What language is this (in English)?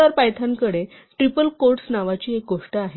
Marathi